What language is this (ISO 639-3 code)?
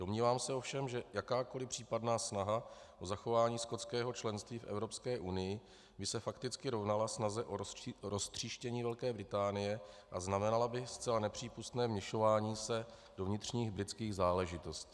ces